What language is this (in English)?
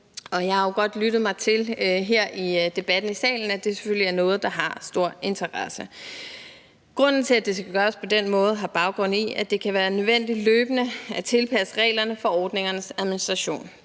Danish